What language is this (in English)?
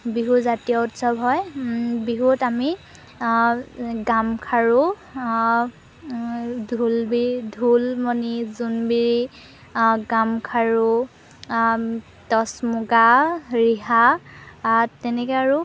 Assamese